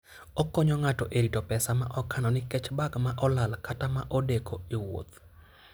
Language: Luo (Kenya and Tanzania)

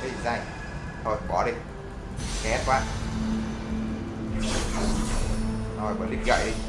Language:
Vietnamese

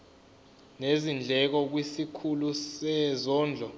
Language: Zulu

